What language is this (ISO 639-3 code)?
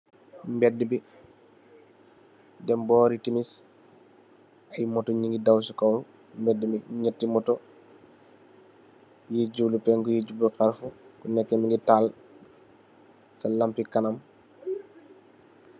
wol